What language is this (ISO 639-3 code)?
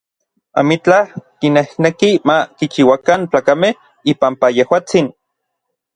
nlv